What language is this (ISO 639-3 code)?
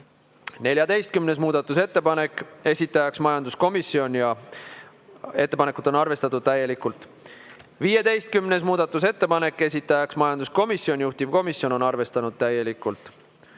est